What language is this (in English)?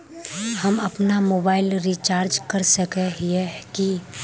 Magahi